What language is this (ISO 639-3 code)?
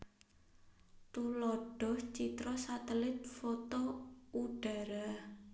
jav